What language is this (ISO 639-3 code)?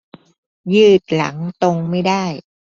tha